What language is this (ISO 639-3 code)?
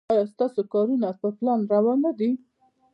pus